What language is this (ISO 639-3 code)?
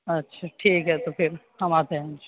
urd